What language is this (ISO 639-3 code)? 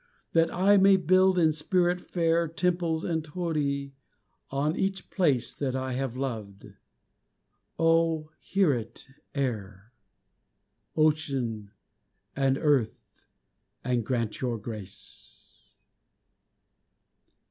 eng